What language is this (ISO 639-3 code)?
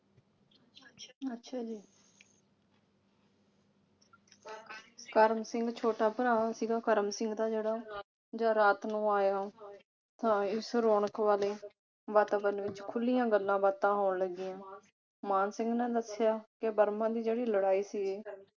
pan